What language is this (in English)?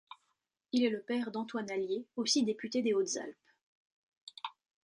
French